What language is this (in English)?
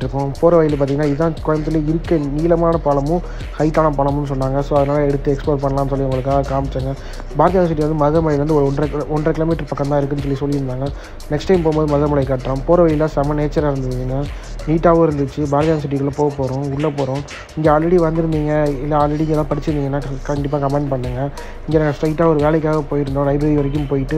Thai